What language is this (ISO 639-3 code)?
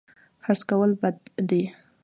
pus